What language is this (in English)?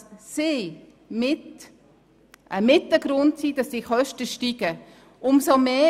Swiss German